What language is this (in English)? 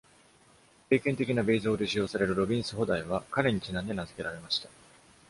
Japanese